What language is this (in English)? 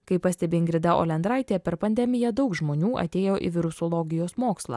Lithuanian